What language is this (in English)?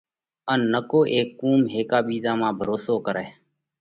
Parkari Koli